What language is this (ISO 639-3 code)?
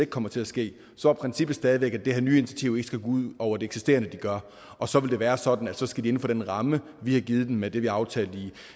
dan